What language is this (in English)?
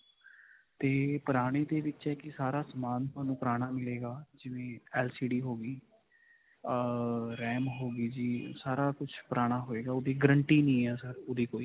Punjabi